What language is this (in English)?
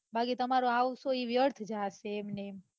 Gujarati